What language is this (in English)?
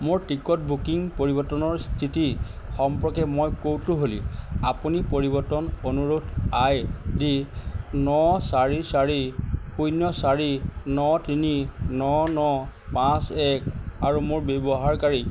Assamese